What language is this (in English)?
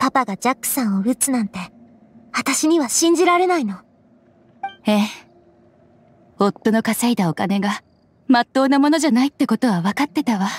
Japanese